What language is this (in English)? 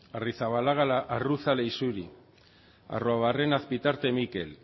Basque